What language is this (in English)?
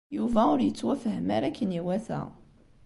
Kabyle